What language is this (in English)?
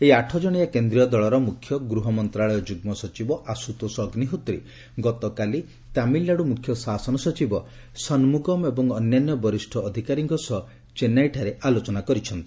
Odia